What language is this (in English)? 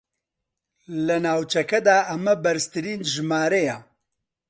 Central Kurdish